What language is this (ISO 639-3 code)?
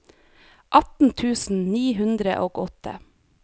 nor